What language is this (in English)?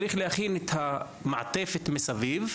Hebrew